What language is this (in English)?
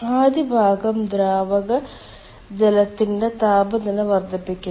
Malayalam